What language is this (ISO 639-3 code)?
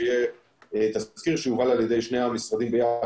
heb